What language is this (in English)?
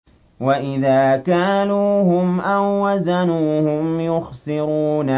Arabic